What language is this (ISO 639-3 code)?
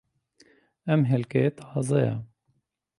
ckb